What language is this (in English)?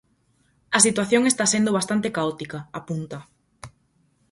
Galician